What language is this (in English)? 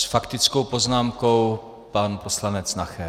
Czech